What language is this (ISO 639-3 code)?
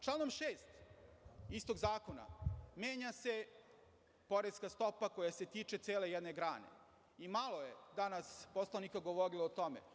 srp